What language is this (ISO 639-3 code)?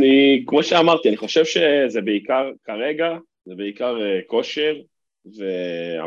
heb